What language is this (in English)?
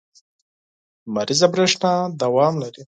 Pashto